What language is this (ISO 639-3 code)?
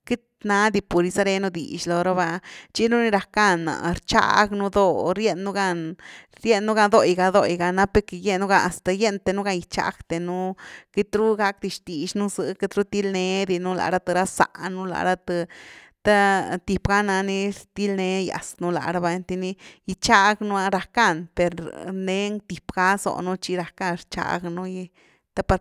ztu